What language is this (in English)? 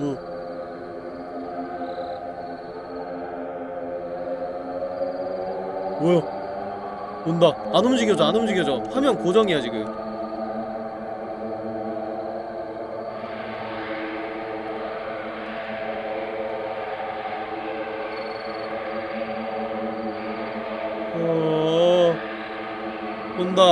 Korean